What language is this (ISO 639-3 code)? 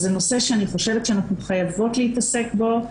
heb